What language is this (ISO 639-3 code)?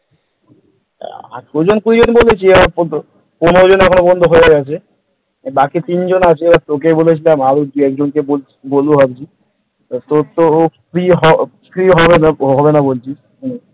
ben